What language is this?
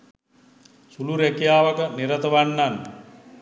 Sinhala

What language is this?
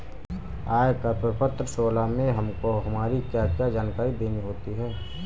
Hindi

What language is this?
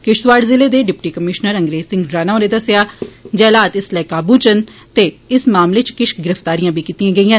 Dogri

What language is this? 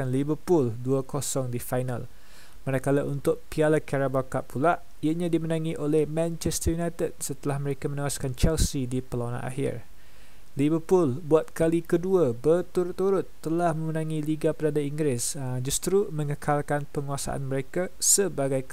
Malay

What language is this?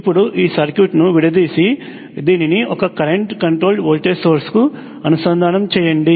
Telugu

